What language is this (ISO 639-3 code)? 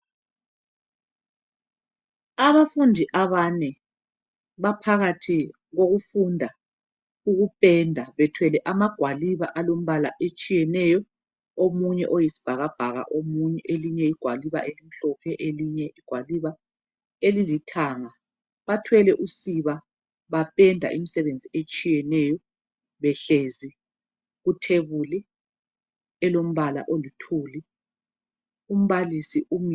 nde